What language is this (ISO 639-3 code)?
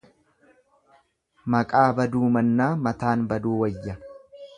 orm